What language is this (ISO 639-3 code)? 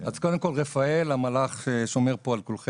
heb